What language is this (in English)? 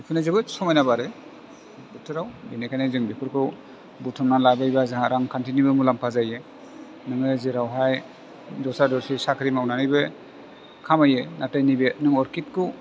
Bodo